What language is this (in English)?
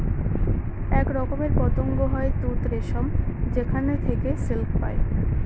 Bangla